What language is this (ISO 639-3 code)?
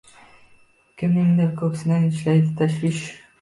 uzb